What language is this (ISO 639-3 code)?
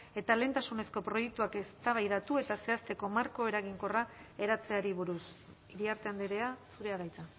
eus